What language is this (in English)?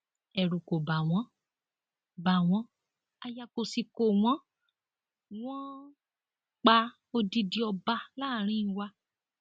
Yoruba